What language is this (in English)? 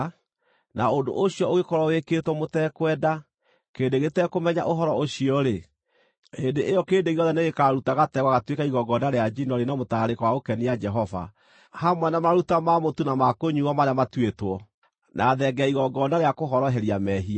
Kikuyu